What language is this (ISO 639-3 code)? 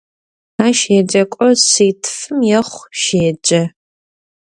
ady